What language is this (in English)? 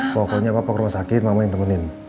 Indonesian